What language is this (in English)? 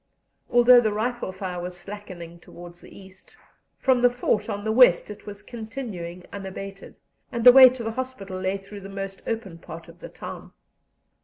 English